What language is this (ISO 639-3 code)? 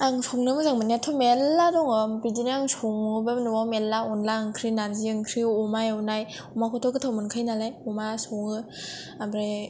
brx